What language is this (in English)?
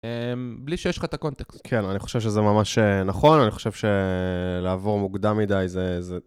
Hebrew